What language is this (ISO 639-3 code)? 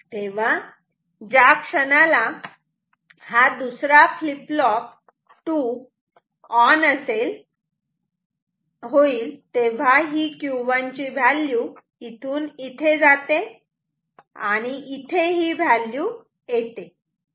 mar